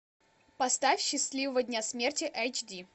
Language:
Russian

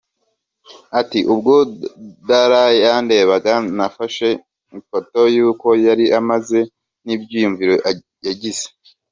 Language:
Kinyarwanda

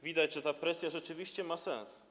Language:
Polish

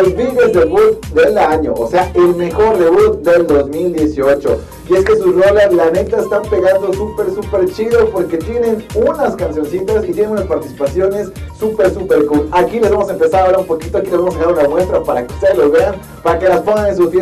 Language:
Spanish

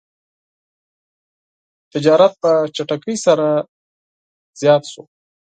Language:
Pashto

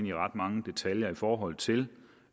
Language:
Danish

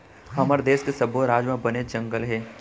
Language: Chhattisgarhi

